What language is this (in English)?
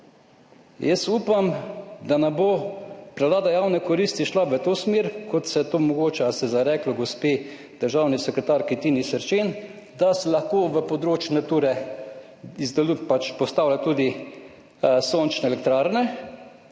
Slovenian